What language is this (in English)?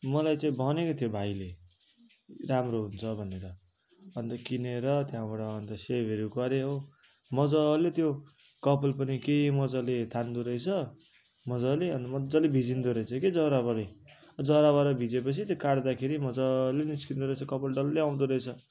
Nepali